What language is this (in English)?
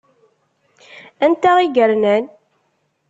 Kabyle